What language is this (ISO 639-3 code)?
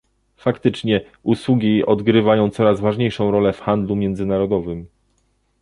pol